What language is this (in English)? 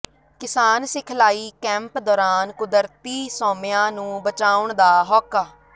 Punjabi